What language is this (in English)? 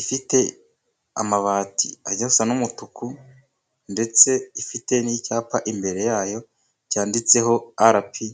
Kinyarwanda